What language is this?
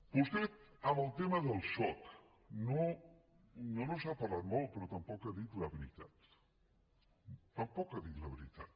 Catalan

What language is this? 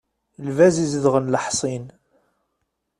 Kabyle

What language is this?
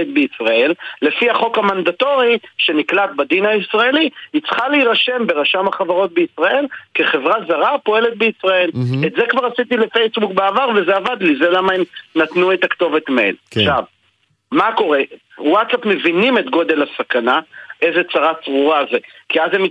Hebrew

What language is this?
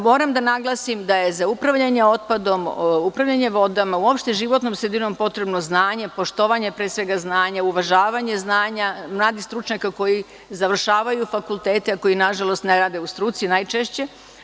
Serbian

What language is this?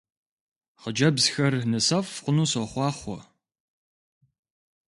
Kabardian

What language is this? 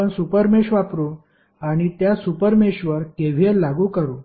Marathi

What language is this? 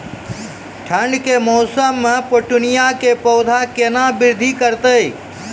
Maithili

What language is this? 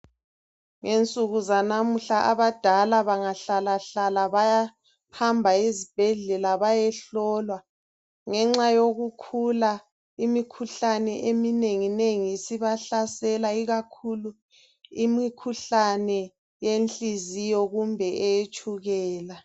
North Ndebele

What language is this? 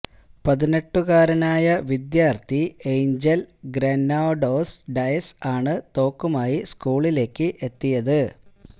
Malayalam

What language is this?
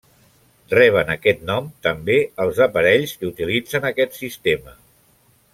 Catalan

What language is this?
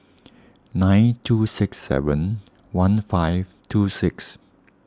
English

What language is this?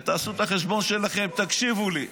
Hebrew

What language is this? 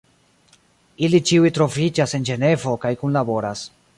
Esperanto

